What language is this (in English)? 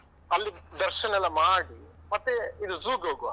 Kannada